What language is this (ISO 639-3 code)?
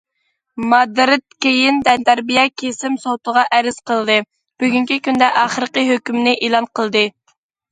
uig